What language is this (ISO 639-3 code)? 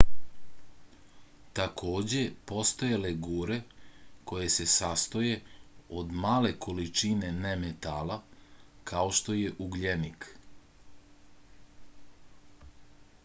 srp